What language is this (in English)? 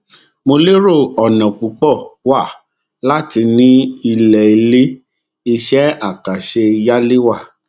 Yoruba